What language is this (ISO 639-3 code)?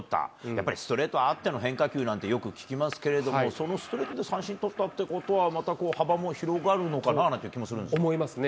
jpn